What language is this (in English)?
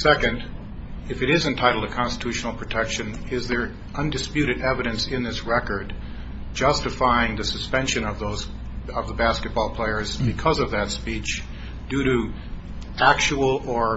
English